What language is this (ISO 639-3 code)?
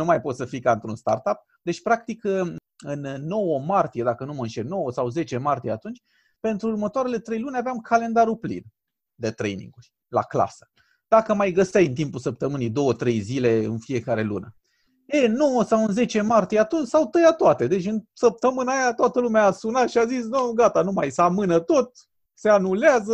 ron